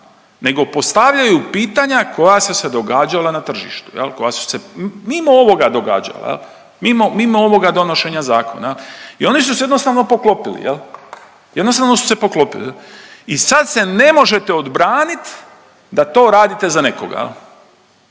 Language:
Croatian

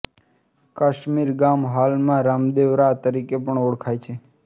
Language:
Gujarati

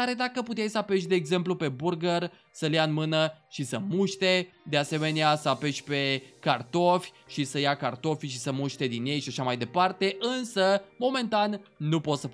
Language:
Romanian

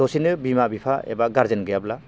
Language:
Bodo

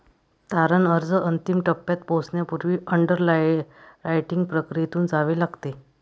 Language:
Marathi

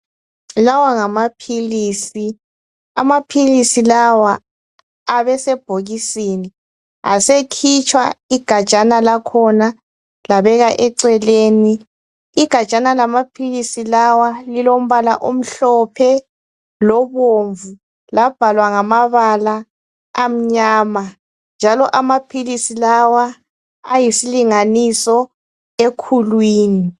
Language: North Ndebele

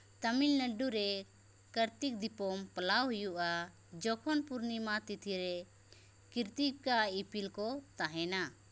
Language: Santali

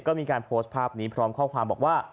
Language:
Thai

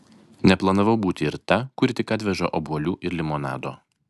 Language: Lithuanian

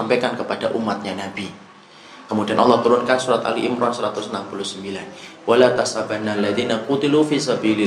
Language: Indonesian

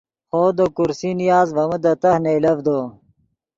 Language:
Yidgha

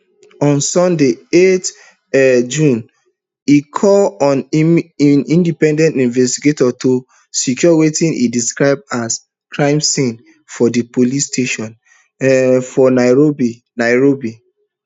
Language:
Nigerian Pidgin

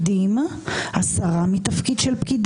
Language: Hebrew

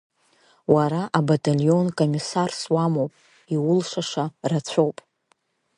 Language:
Abkhazian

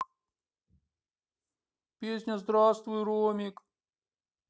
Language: Russian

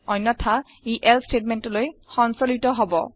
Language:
Assamese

